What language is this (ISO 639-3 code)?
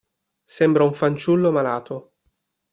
ita